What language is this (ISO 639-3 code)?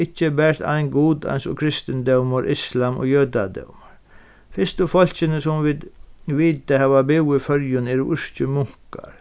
fao